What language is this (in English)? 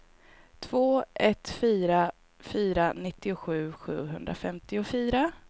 Swedish